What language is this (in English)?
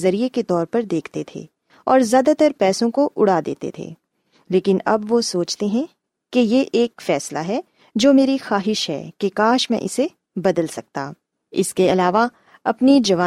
Urdu